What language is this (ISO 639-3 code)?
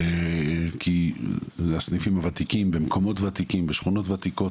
heb